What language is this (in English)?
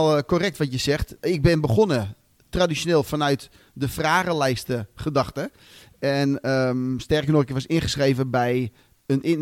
Dutch